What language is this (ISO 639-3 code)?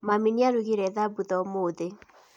kik